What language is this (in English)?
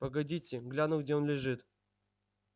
Russian